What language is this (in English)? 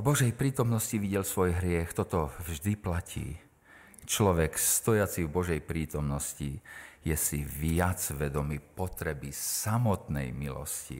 Slovak